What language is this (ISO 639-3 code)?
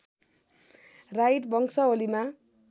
nep